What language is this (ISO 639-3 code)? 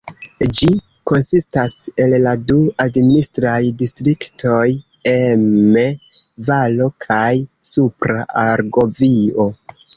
epo